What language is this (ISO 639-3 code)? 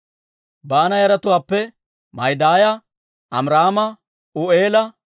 dwr